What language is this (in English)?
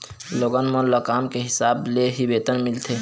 Chhattisgarhi